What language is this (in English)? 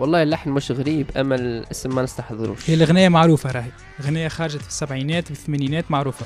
Arabic